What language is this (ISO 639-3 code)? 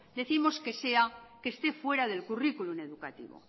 spa